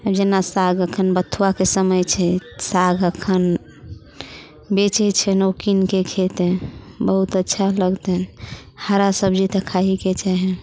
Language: Maithili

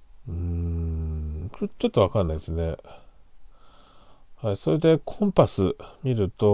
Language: Japanese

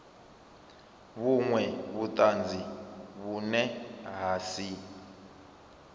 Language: Venda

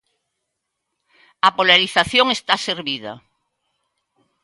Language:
Galician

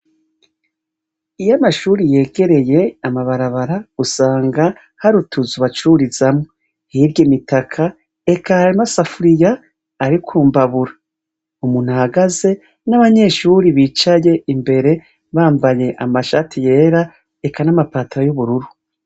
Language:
Rundi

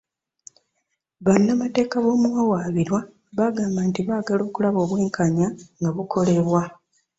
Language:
Ganda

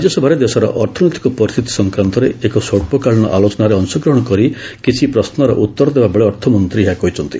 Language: Odia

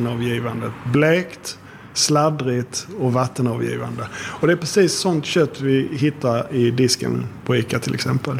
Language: Swedish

